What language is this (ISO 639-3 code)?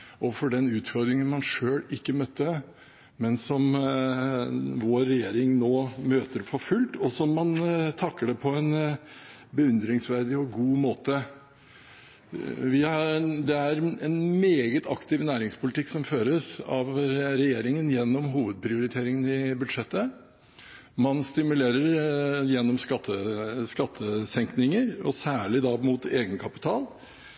nob